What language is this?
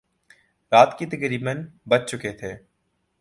Urdu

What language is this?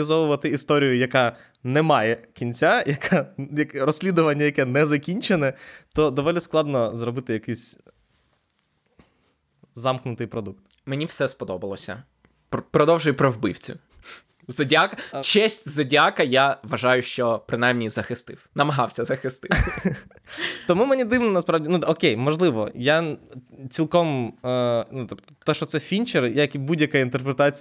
Ukrainian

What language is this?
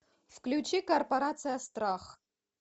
Russian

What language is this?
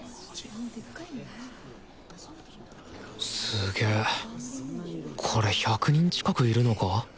Japanese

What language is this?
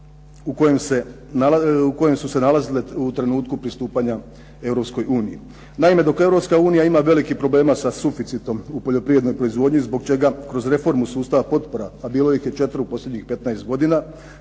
Croatian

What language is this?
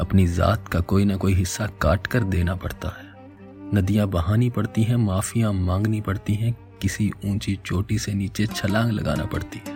Hindi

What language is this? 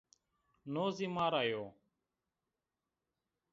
Zaza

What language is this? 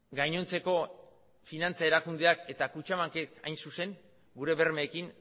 Basque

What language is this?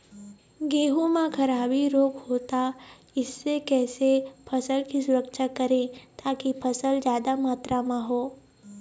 Chhattisgarhi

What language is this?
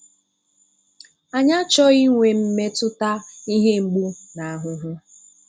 Igbo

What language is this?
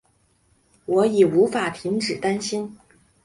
Chinese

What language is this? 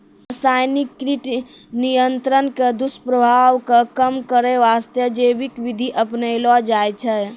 Maithili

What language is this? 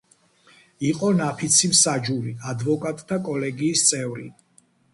Georgian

